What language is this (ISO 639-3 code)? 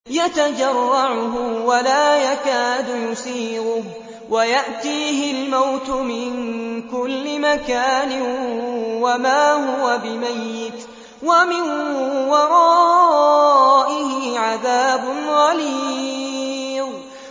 ara